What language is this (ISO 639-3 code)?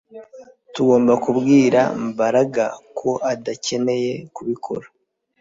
kin